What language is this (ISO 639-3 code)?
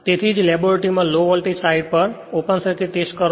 guj